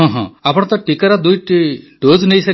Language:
Odia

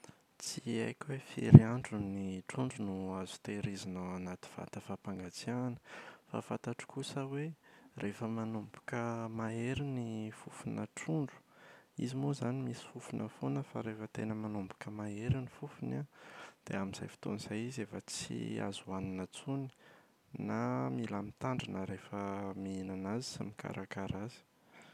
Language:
Malagasy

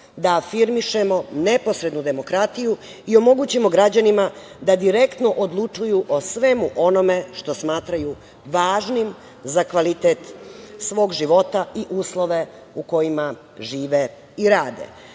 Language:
Serbian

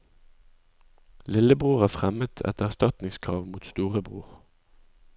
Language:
Norwegian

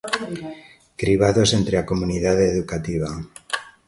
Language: Galician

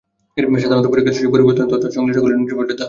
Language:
Bangla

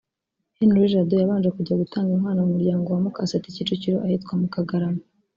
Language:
Kinyarwanda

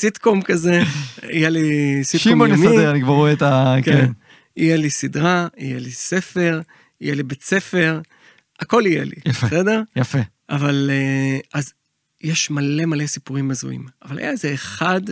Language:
Hebrew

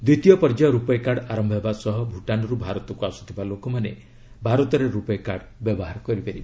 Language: Odia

